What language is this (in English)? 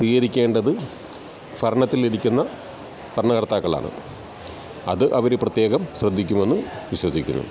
Malayalam